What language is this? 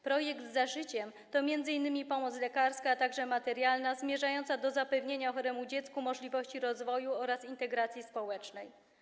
Polish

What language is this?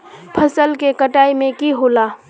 Magahi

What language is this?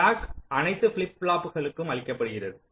Tamil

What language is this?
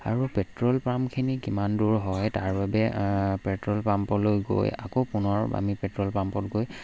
Assamese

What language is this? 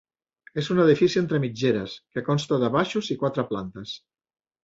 Catalan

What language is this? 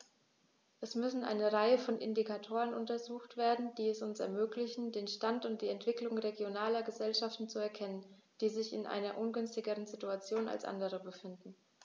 German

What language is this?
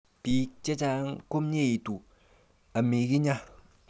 Kalenjin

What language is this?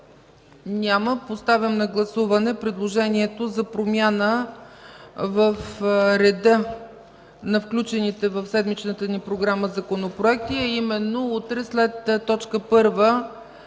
Bulgarian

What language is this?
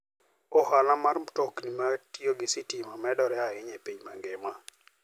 Luo (Kenya and Tanzania)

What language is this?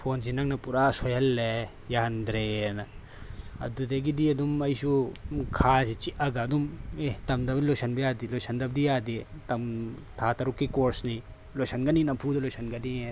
Manipuri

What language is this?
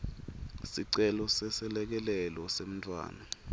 Swati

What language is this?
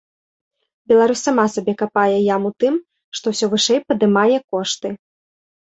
Belarusian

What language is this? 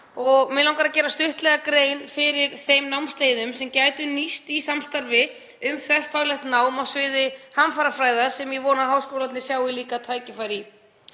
Icelandic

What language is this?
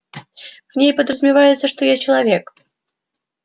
Russian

